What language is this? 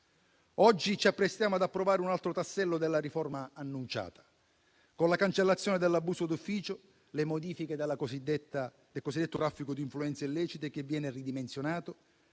Italian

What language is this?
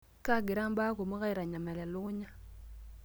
Masai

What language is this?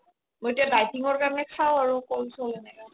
Assamese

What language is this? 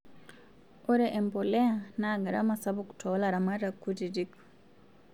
Masai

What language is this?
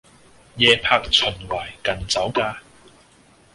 Cantonese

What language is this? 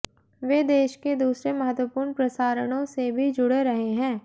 Hindi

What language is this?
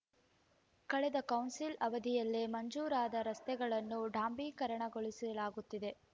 Kannada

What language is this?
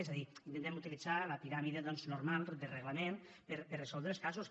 Catalan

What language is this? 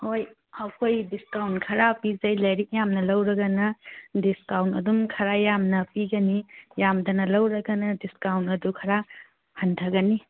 Manipuri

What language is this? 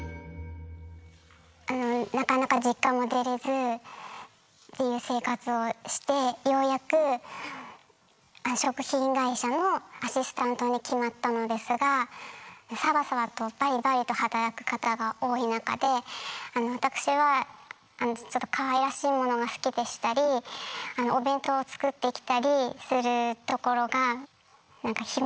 Japanese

